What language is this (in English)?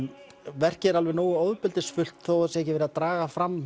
Icelandic